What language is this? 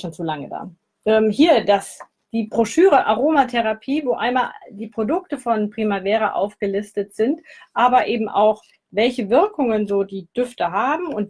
German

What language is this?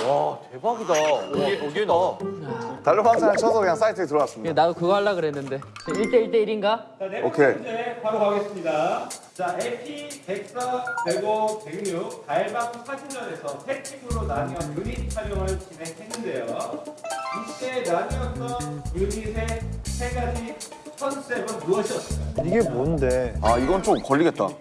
Korean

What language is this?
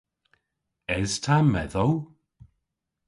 Cornish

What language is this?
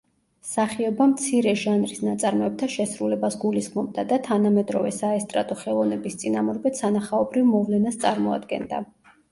Georgian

